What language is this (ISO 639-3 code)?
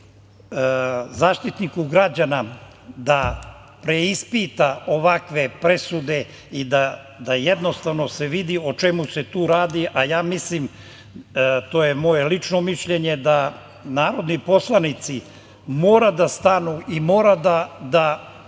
srp